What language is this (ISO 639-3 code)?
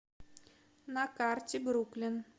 rus